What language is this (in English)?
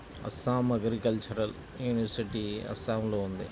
Telugu